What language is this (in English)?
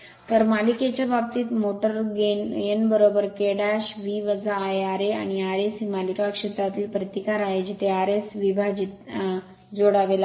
Marathi